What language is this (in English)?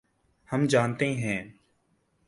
Urdu